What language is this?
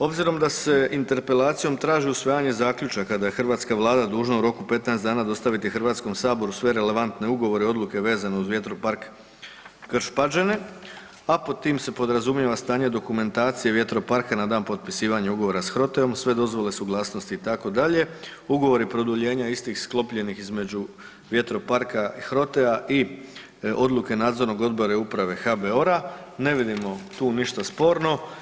Croatian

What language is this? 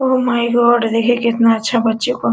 Hindi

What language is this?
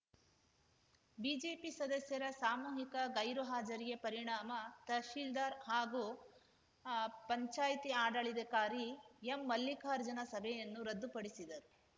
Kannada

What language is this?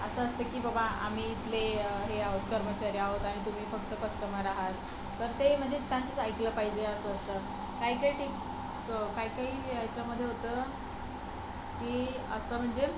Marathi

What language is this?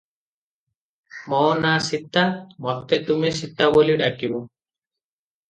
Odia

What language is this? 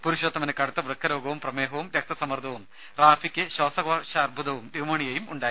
Malayalam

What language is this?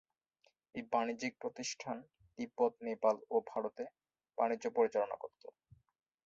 Bangla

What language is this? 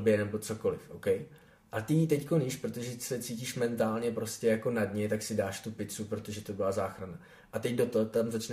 Czech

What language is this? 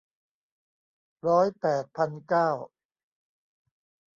Thai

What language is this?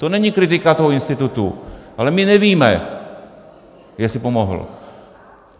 Czech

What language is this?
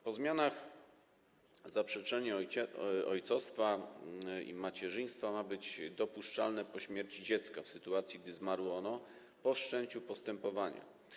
Polish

